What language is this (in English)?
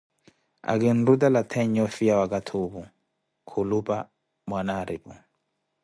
Koti